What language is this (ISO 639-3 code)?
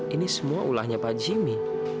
ind